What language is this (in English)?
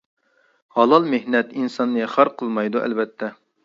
Uyghur